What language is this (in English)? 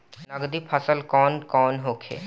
Bhojpuri